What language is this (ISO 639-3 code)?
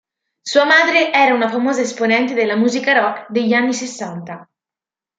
ita